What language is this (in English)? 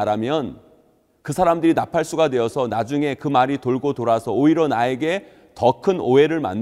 Korean